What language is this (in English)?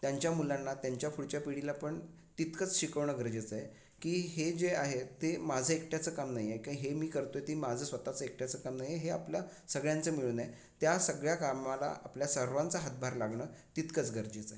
Marathi